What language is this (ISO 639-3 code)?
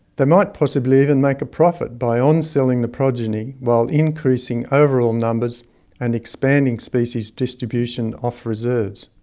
eng